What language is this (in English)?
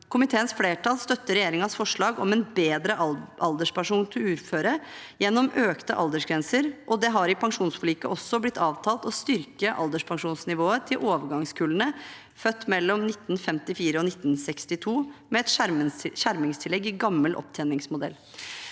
Norwegian